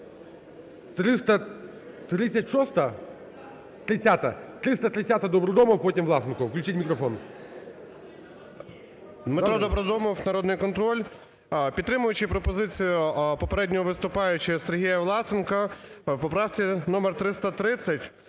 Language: Ukrainian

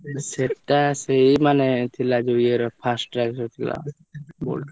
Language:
Odia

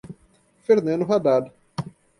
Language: Portuguese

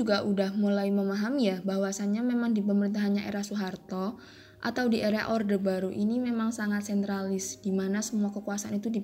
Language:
Indonesian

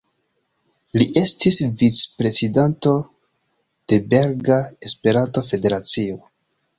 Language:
Esperanto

